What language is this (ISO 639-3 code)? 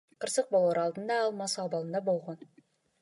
kir